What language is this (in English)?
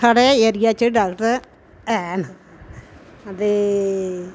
Dogri